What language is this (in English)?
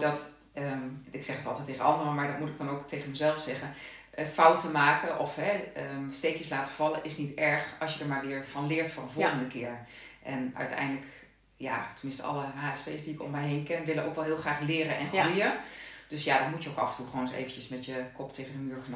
Dutch